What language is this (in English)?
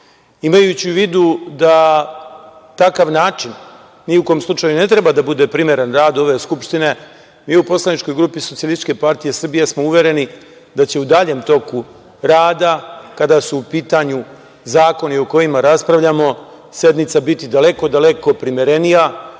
Serbian